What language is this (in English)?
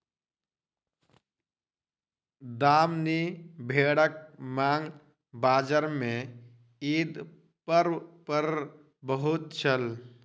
Maithili